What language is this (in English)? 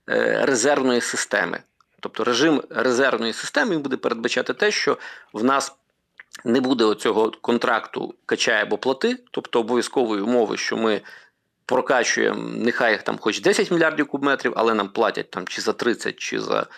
Ukrainian